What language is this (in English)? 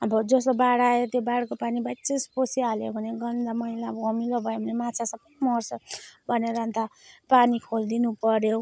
Nepali